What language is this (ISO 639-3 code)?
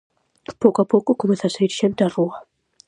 glg